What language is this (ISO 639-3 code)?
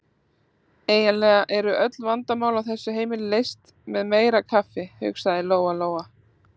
isl